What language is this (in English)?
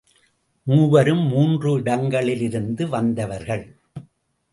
Tamil